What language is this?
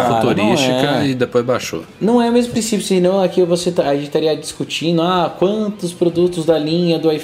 Portuguese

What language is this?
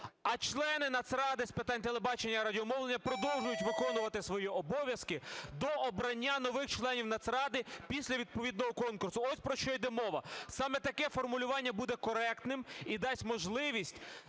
Ukrainian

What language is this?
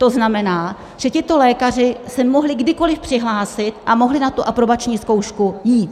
Czech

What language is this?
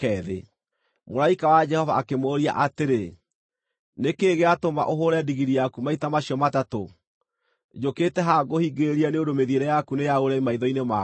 Kikuyu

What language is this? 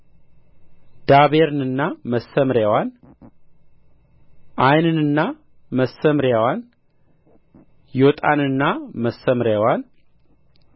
Amharic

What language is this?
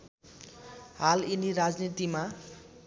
Nepali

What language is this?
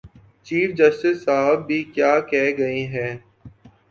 Urdu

